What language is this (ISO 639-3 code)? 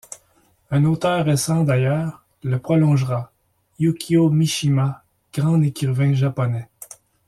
fra